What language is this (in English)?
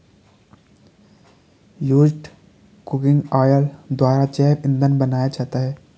Hindi